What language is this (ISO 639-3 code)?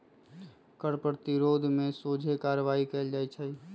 mag